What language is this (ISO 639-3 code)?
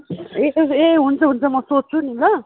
nep